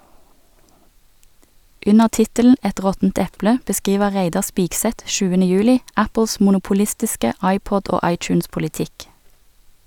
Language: Norwegian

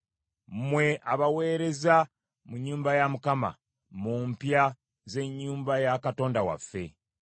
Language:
Ganda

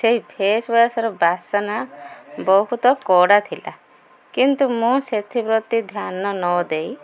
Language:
Odia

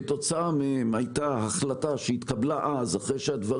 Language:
Hebrew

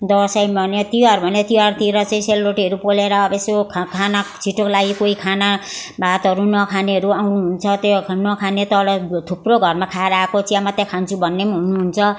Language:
Nepali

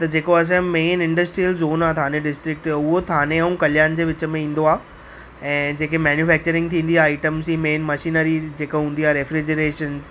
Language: Sindhi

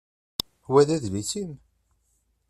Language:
Kabyle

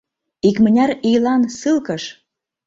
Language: Mari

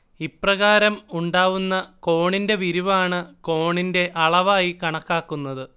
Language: Malayalam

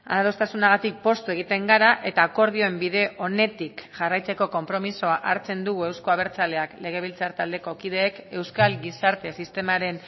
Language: Basque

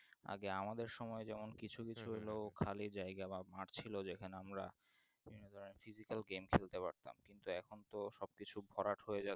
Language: Bangla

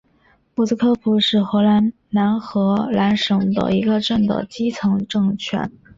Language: Chinese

